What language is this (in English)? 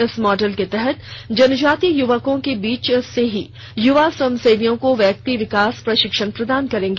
Hindi